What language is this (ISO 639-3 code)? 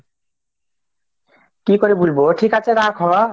ben